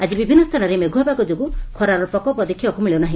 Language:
Odia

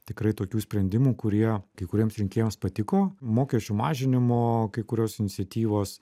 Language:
Lithuanian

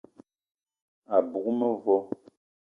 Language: Eton (Cameroon)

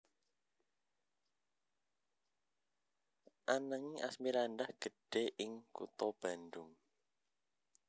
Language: Javanese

